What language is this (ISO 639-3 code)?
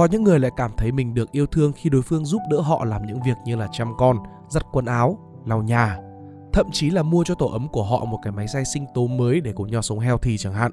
vie